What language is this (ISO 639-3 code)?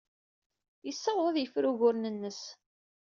kab